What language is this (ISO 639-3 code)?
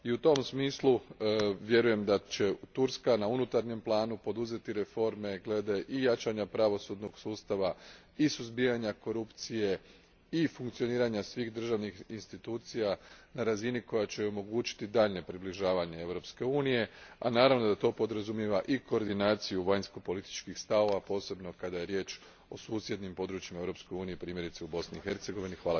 hrv